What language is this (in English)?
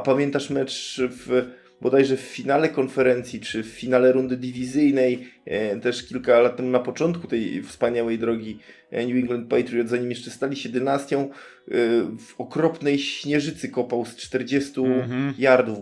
Polish